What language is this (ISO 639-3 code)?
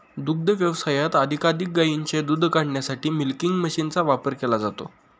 mar